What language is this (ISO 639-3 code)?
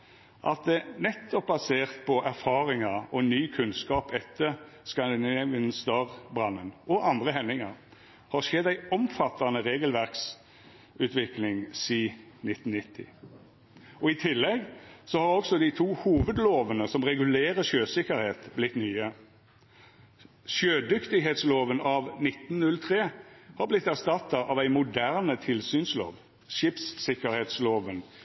nno